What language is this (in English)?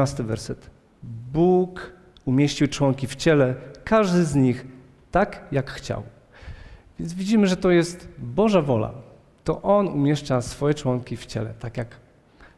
Polish